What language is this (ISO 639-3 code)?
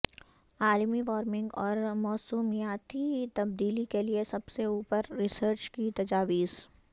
urd